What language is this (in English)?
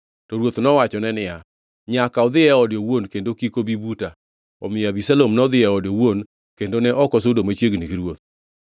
Luo (Kenya and Tanzania)